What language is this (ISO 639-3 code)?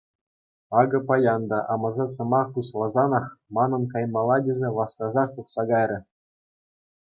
chv